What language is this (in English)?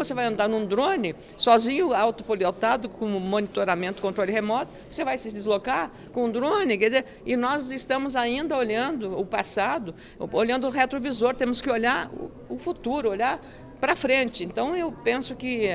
Portuguese